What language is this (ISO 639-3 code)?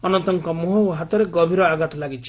ori